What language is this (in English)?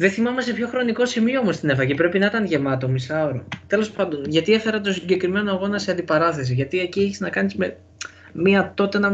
Greek